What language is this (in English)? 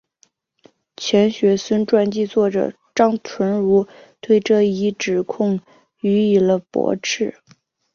Chinese